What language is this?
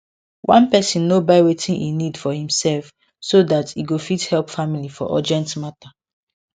Nigerian Pidgin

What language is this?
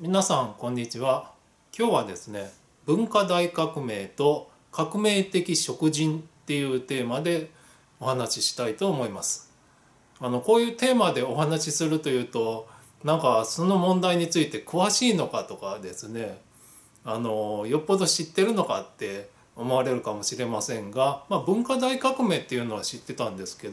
Japanese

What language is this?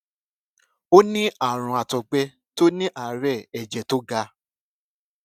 Yoruba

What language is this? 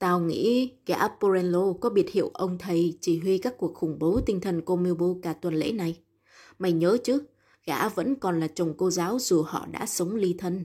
Vietnamese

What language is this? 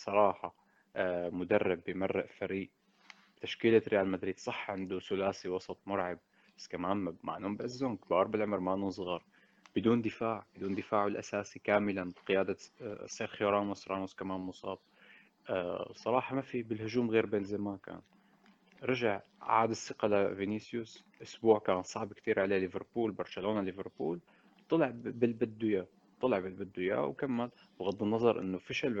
Arabic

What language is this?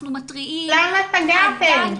Hebrew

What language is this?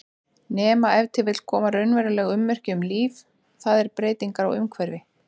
Icelandic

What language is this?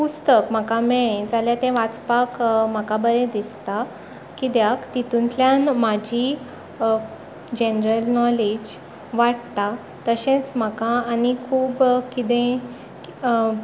Konkani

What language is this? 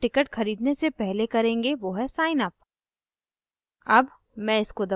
Hindi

